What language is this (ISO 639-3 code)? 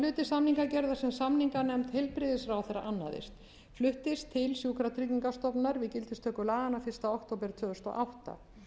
isl